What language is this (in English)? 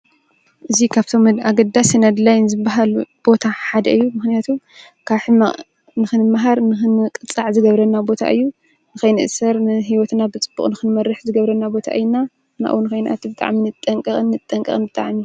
Tigrinya